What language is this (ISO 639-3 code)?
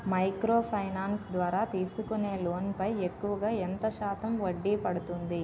tel